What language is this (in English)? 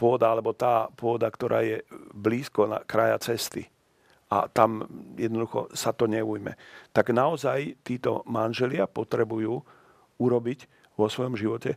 Slovak